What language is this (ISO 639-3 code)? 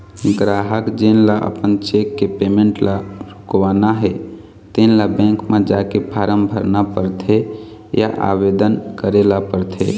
hne